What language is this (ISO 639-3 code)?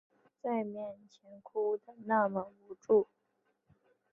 zho